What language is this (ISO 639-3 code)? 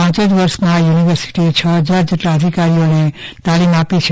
guj